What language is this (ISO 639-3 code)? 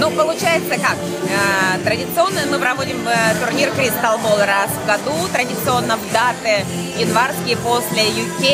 rus